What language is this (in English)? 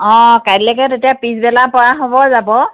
Assamese